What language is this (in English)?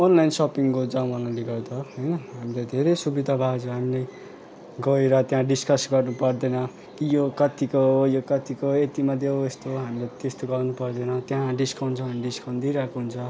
Nepali